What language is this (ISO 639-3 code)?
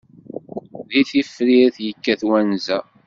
kab